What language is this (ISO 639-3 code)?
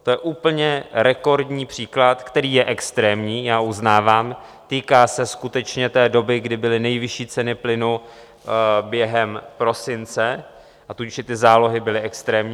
ces